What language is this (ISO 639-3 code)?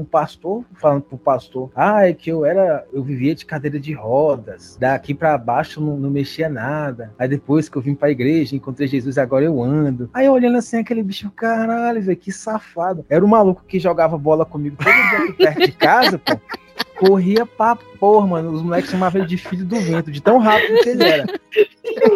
por